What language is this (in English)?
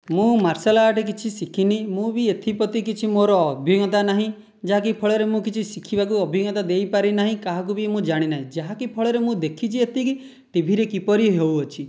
Odia